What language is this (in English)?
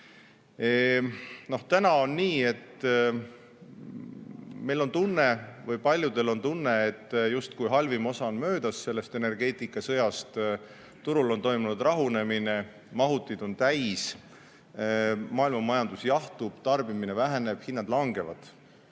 Estonian